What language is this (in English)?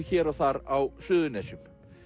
Icelandic